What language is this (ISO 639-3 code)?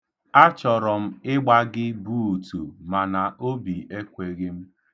ibo